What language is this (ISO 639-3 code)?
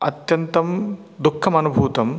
san